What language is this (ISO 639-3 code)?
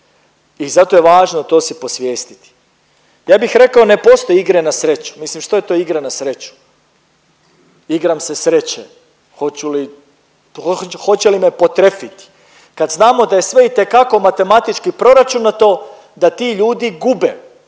hrv